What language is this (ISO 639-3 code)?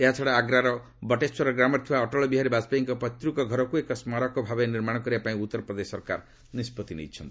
ori